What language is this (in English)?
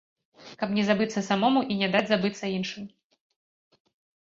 Belarusian